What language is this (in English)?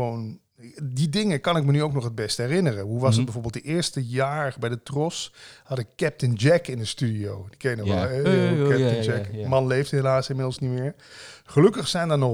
Dutch